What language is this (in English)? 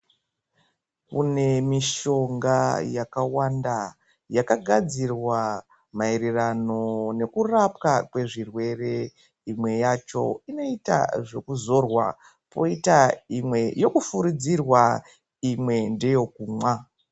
Ndau